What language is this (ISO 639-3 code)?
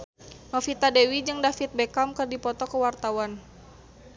sun